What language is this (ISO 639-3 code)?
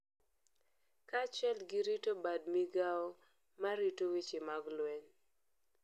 luo